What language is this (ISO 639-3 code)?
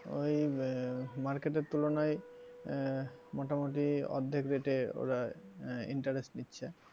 ben